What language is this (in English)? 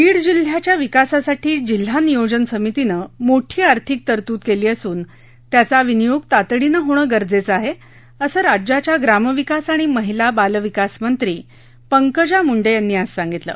Marathi